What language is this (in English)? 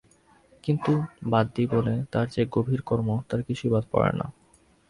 Bangla